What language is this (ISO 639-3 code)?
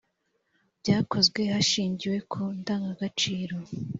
kin